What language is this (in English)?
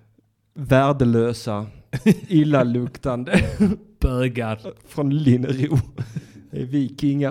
Swedish